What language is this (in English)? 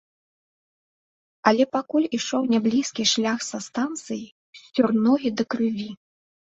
Belarusian